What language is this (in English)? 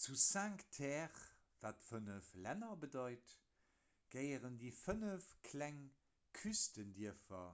Luxembourgish